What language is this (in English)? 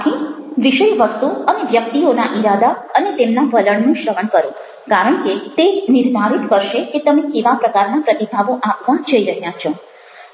Gujarati